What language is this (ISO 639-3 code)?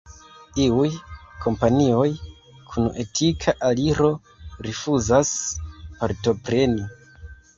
epo